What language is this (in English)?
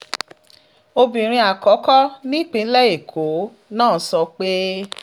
Yoruba